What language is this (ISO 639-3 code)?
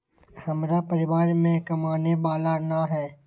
mag